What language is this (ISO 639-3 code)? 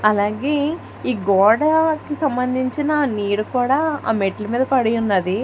tel